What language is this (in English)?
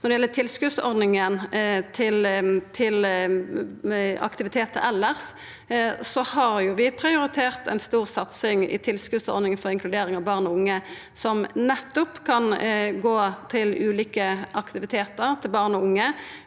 Norwegian